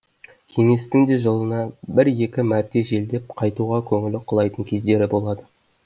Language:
Kazakh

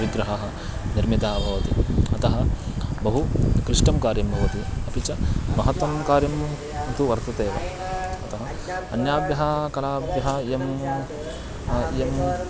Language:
Sanskrit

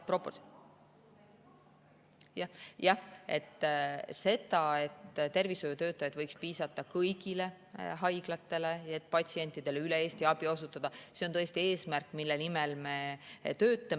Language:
Estonian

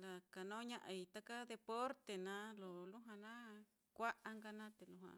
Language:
Mitlatongo Mixtec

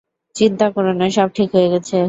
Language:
Bangla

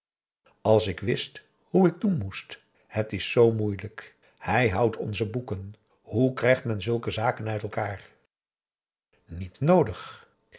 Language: Dutch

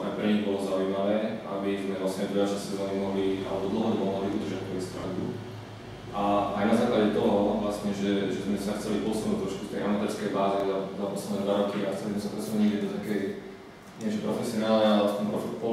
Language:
Czech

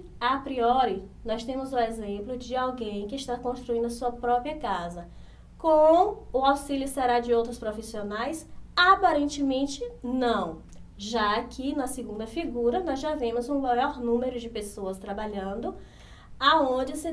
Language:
Portuguese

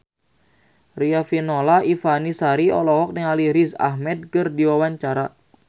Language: Sundanese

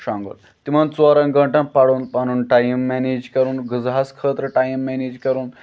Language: Kashmiri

